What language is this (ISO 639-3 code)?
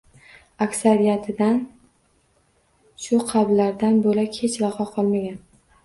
uzb